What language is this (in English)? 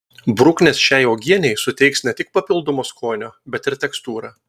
Lithuanian